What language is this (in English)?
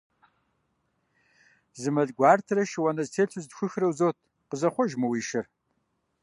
Kabardian